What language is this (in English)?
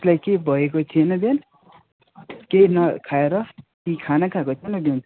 Nepali